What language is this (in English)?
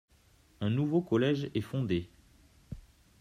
French